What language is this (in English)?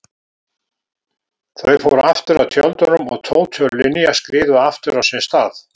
Icelandic